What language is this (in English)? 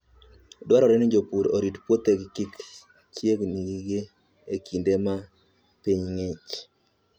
Luo (Kenya and Tanzania)